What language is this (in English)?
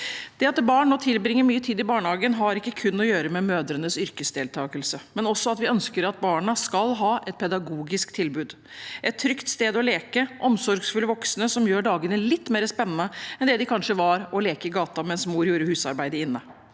Norwegian